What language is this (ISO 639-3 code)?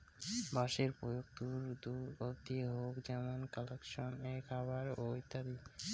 ben